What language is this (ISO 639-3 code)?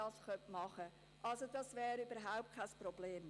gsw